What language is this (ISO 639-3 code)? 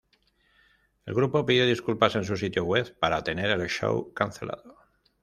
spa